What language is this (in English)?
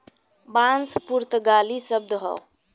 Bhojpuri